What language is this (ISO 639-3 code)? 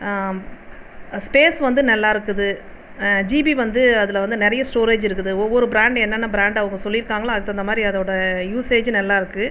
tam